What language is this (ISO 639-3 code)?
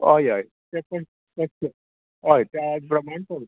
kok